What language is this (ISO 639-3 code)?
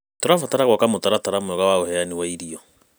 kik